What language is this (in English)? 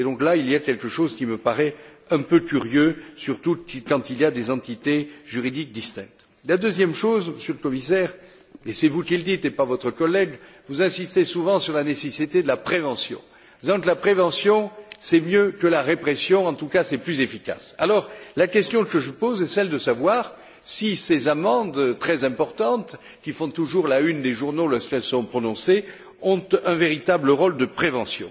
French